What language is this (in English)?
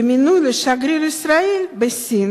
Hebrew